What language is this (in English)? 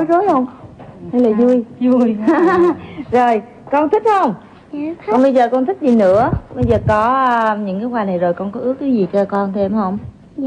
Vietnamese